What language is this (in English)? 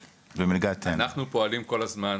Hebrew